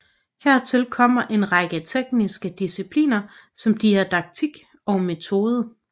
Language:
Danish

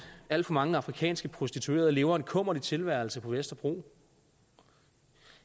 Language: Danish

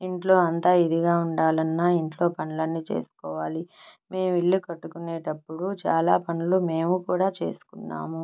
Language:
Telugu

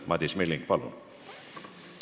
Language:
Estonian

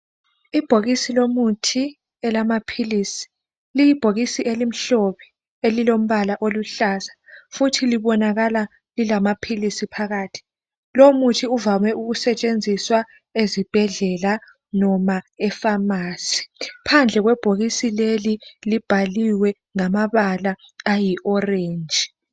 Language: North Ndebele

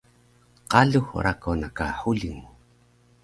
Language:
Taroko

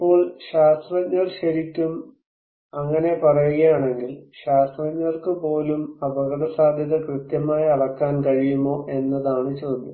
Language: Malayalam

